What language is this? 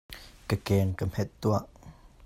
Hakha Chin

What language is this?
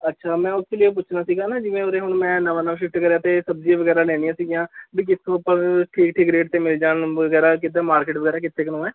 Punjabi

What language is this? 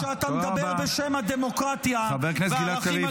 Hebrew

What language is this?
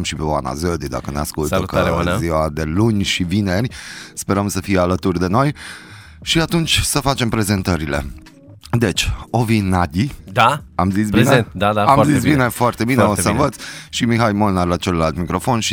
Romanian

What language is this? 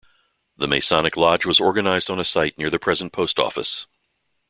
English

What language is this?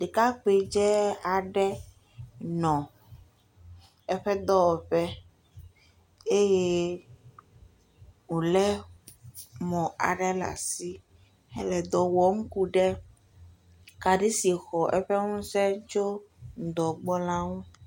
Ewe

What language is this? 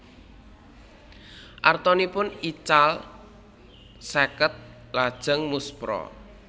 Javanese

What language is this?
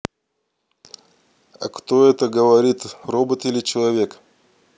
Russian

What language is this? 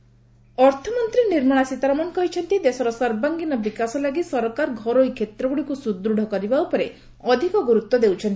Odia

